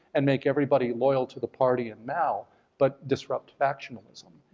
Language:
English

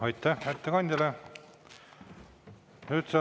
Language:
Estonian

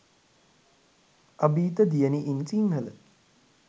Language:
Sinhala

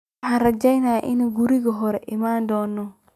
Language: Somali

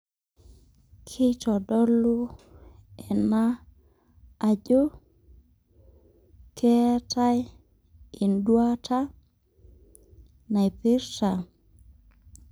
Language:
Masai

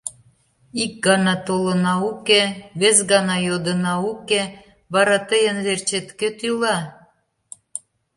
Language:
Mari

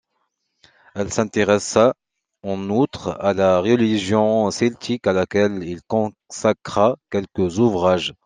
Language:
French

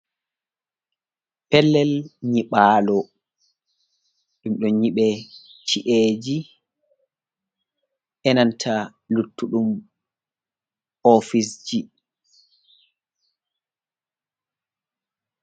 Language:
Fula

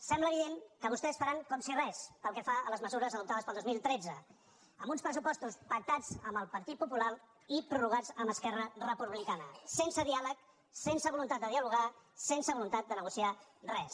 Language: Catalan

